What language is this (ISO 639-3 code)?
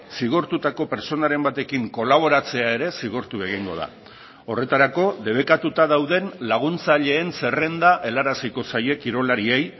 eus